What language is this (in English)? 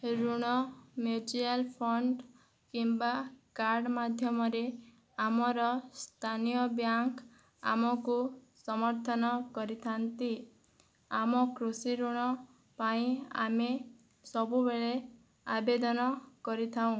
Odia